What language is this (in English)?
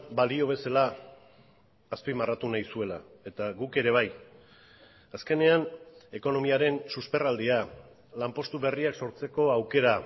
Basque